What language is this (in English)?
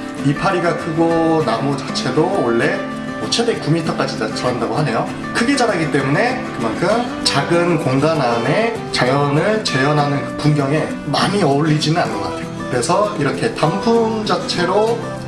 Korean